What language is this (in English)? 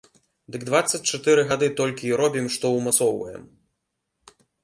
Belarusian